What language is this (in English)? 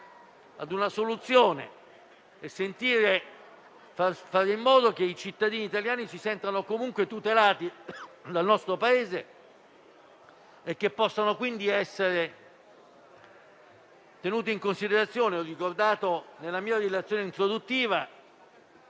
Italian